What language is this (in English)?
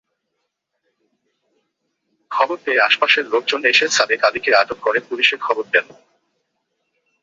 Bangla